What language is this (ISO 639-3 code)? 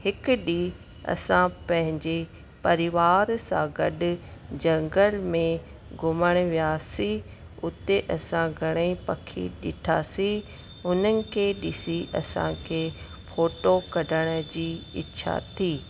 snd